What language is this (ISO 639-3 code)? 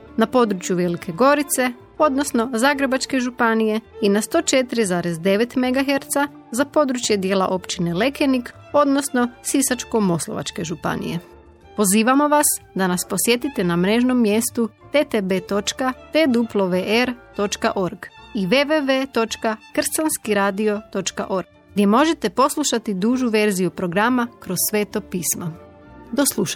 hrv